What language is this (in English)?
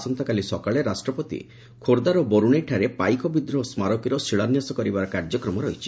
Odia